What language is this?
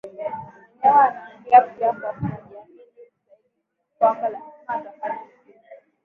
Swahili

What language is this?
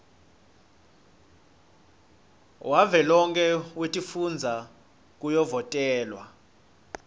Swati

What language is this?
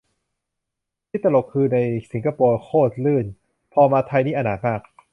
Thai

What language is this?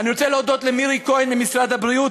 Hebrew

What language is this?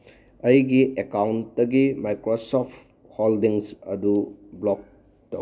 Manipuri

